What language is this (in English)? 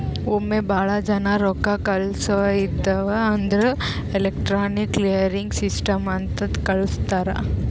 Kannada